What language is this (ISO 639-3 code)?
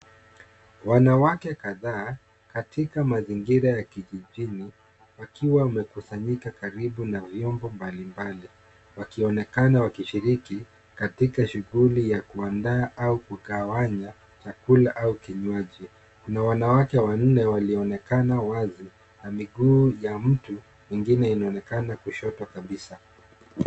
swa